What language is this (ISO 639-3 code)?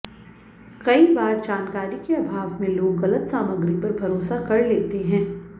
san